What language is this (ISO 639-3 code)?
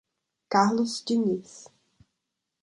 por